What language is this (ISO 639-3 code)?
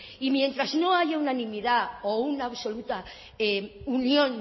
spa